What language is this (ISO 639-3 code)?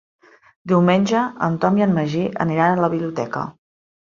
cat